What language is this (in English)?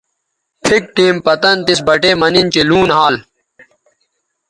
Bateri